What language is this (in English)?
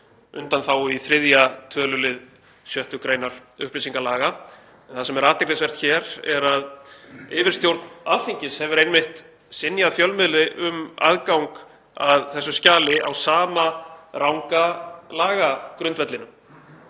Icelandic